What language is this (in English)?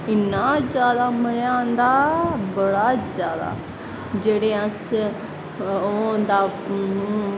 Dogri